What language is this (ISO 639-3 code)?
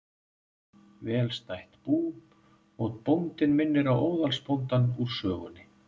isl